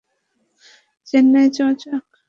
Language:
Bangla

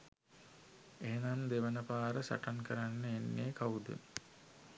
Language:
Sinhala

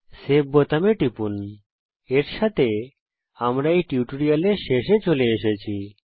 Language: Bangla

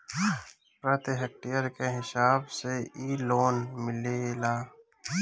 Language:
Bhojpuri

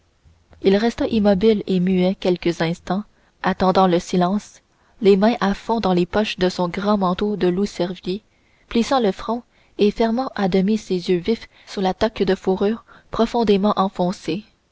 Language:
French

